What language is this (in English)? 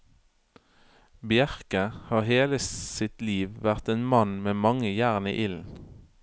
Norwegian